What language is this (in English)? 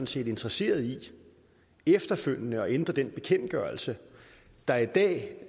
Danish